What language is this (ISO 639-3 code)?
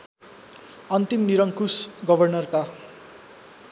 nep